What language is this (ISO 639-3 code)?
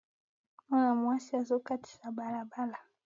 lin